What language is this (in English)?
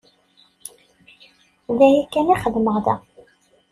Kabyle